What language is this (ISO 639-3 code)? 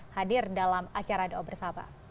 ind